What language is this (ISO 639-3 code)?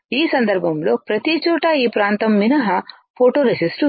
tel